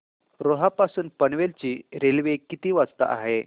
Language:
Marathi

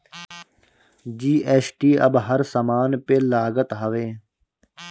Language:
Bhojpuri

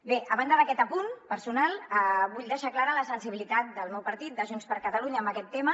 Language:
Catalan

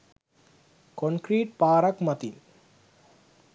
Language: Sinhala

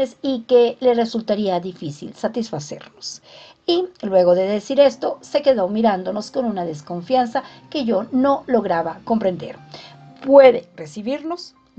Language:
Spanish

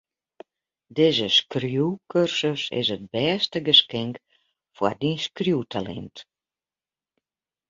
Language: Western Frisian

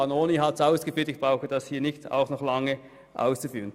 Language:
Swiss German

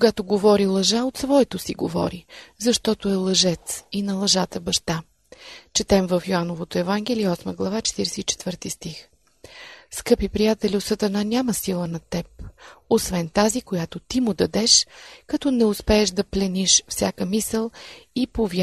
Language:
Bulgarian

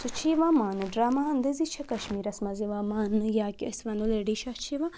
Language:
Kashmiri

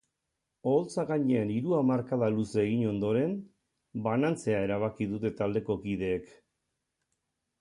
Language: Basque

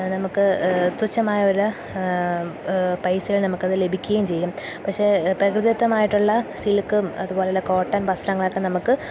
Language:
Malayalam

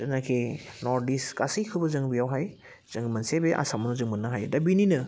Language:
Bodo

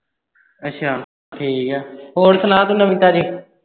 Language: Punjabi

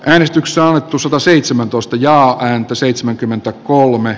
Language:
Finnish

